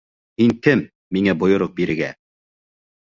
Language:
Bashkir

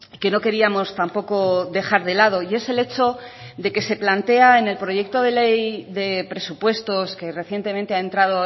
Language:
Spanish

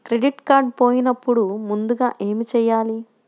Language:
Telugu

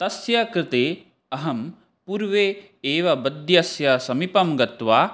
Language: Sanskrit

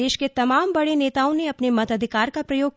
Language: Hindi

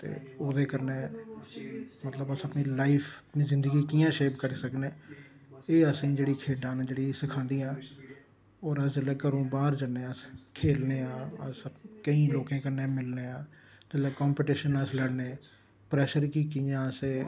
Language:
Dogri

